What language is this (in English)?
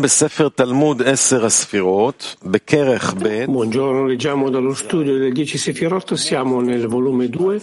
Italian